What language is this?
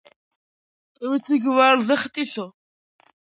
Georgian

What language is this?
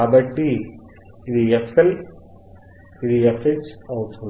Telugu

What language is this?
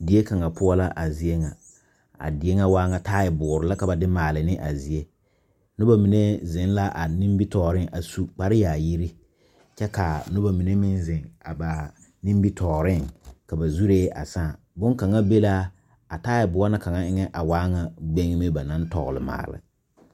Southern Dagaare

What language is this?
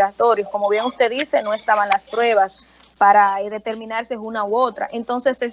Spanish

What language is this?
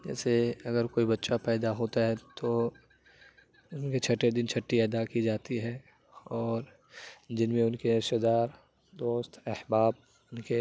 Urdu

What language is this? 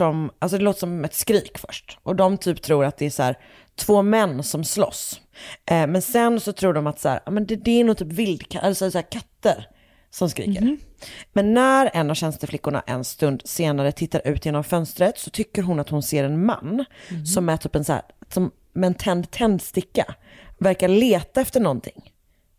Swedish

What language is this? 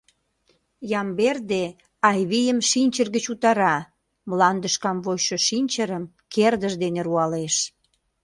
Mari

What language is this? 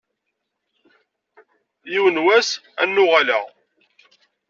Kabyle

